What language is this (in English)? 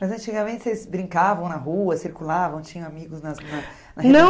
Portuguese